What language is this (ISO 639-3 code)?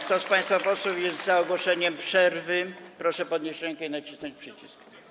pol